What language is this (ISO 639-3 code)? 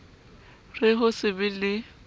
sot